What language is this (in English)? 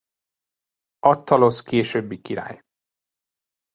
Hungarian